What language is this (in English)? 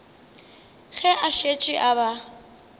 Northern Sotho